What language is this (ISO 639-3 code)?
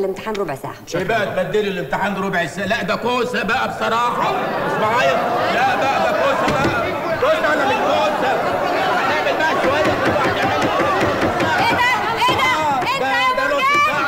ara